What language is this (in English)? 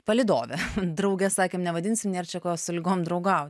Lithuanian